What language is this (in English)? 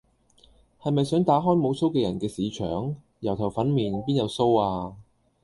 Cantonese